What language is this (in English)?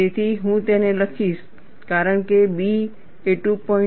Gujarati